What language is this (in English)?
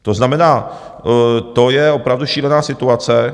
Czech